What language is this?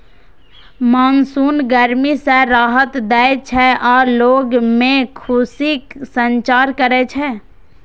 Maithili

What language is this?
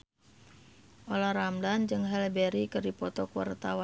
Sundanese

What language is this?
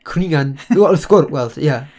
Welsh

